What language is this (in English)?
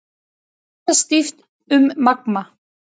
Icelandic